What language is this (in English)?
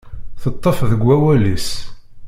Kabyle